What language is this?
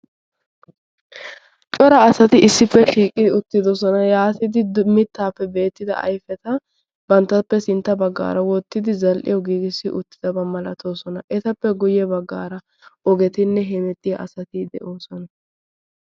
Wolaytta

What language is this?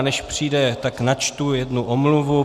Czech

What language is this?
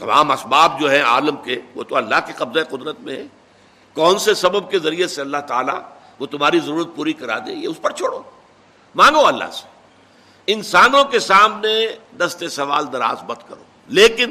Urdu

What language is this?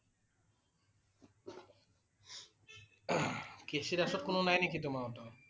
Assamese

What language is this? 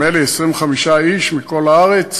Hebrew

